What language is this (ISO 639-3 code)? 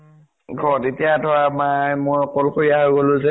asm